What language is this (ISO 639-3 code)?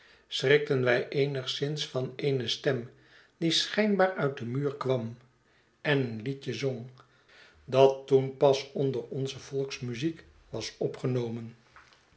nld